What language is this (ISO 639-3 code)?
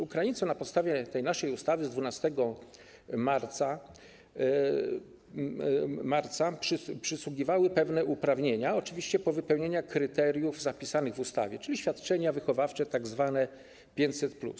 pol